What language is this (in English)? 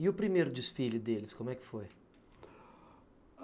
Portuguese